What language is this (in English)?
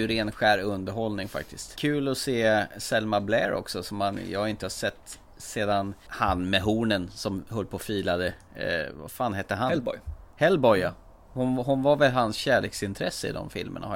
Swedish